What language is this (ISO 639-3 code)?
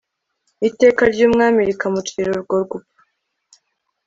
kin